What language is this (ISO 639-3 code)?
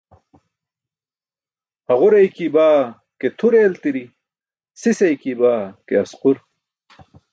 bsk